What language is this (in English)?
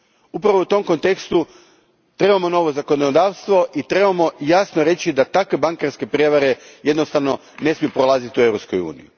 Croatian